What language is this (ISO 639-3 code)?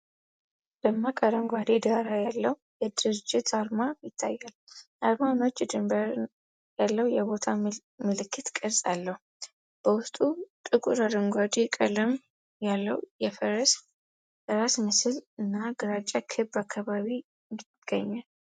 amh